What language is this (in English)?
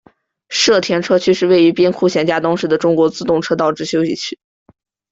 Chinese